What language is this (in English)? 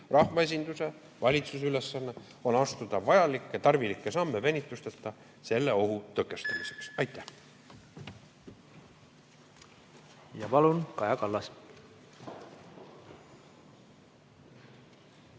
Estonian